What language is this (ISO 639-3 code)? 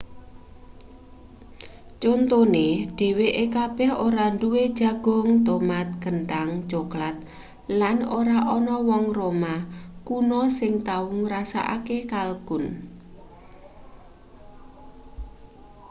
jav